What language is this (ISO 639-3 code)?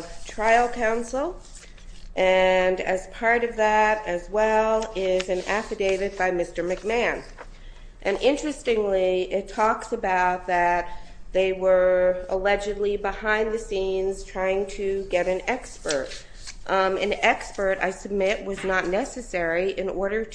eng